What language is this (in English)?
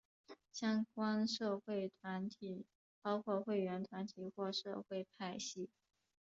Chinese